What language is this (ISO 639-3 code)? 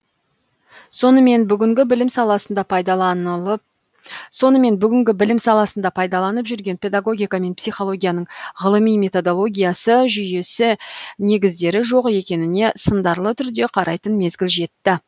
kaz